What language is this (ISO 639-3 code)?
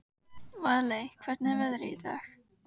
isl